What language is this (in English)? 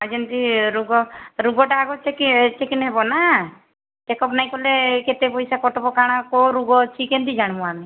Odia